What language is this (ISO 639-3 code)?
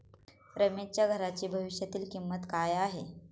mar